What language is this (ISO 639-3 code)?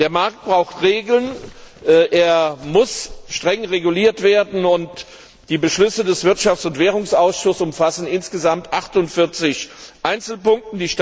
deu